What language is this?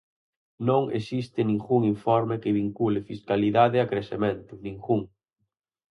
Galician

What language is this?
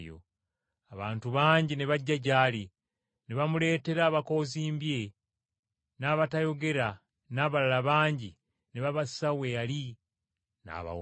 Ganda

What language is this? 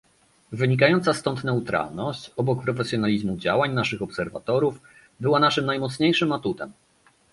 Polish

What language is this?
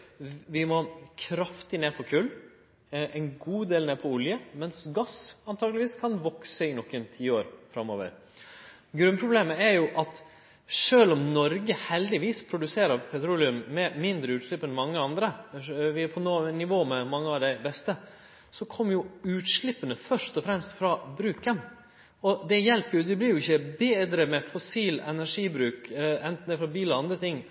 Norwegian Nynorsk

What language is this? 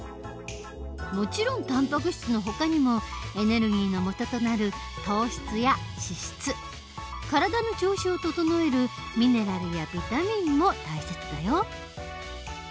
Japanese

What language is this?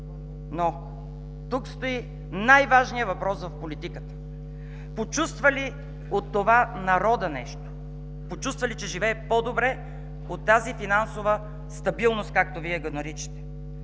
Bulgarian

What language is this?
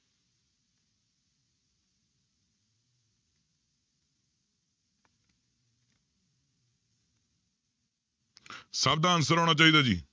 Punjabi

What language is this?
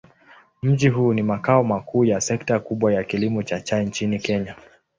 Swahili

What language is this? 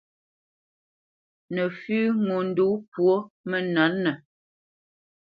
Bamenyam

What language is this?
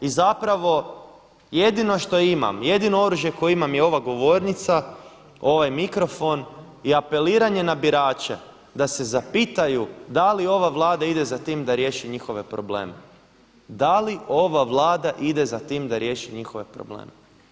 Croatian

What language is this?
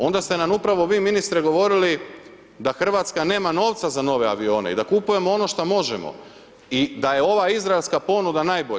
Croatian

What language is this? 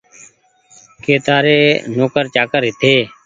Goaria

